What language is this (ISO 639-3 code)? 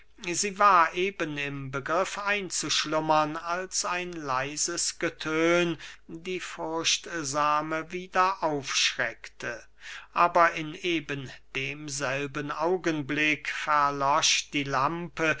deu